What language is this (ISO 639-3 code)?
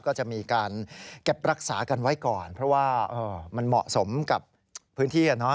tha